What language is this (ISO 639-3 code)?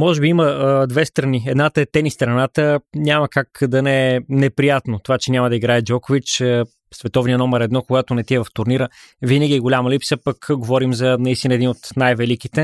bul